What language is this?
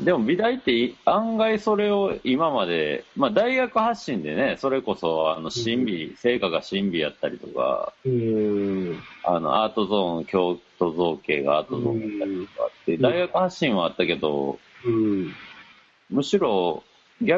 Japanese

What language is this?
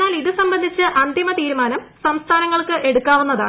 Malayalam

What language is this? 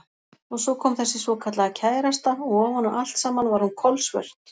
Icelandic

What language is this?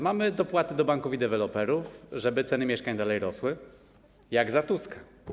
Polish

